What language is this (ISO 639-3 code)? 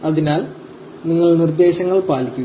mal